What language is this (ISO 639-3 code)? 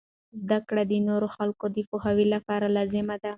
pus